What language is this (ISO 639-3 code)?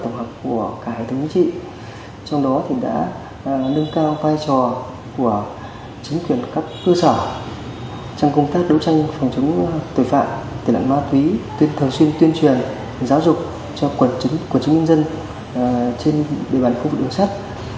vie